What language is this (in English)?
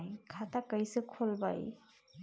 Bhojpuri